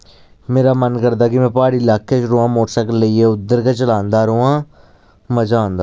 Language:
Dogri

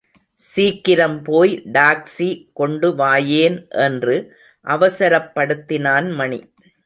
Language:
Tamil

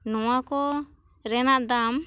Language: Santali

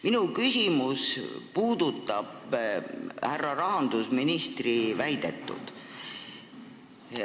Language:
Estonian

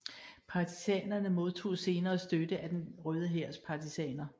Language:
Danish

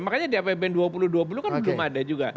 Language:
Indonesian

